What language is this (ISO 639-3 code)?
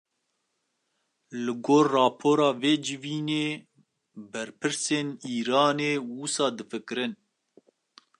kur